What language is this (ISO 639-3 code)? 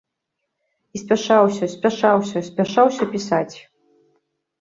bel